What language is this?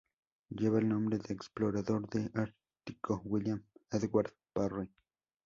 Spanish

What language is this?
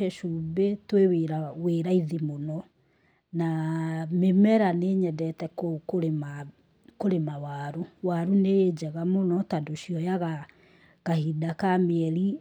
Kikuyu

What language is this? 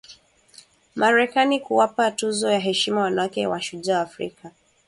Swahili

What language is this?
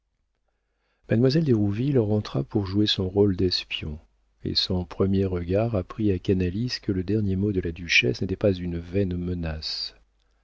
French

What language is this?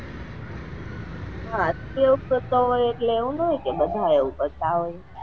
Gujarati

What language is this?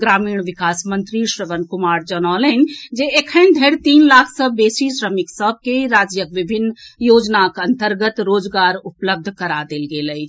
Maithili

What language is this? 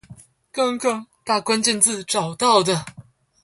Chinese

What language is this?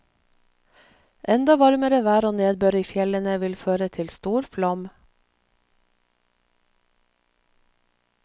Norwegian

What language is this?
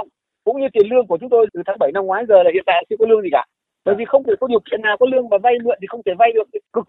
Vietnamese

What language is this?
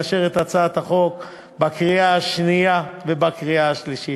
Hebrew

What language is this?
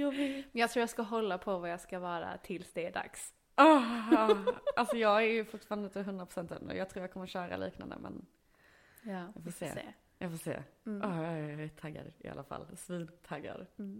Swedish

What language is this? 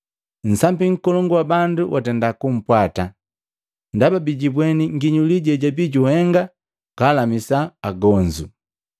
Matengo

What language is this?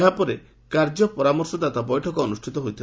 Odia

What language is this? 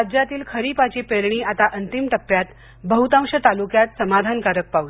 Marathi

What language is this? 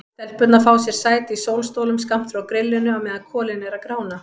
Icelandic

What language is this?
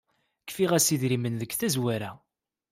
Kabyle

